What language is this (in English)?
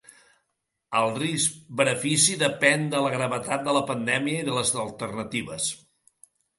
Catalan